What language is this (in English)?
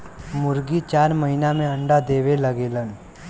Bhojpuri